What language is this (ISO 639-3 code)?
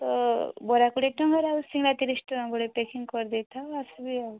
ori